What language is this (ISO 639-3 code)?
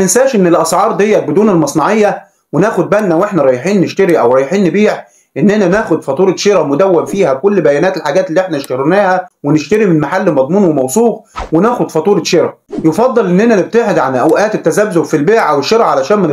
ara